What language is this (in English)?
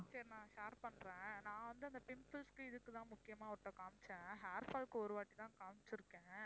Tamil